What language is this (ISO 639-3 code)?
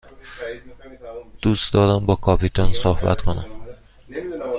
fas